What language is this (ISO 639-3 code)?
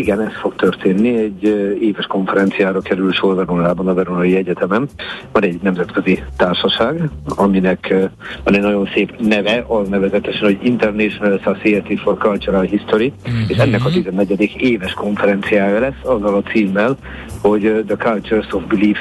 hun